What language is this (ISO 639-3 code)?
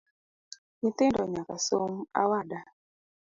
luo